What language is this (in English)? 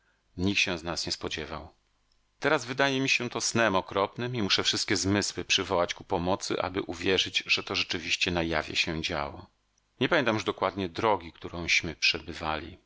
Polish